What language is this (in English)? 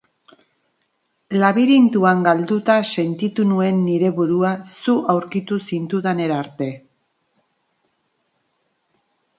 Basque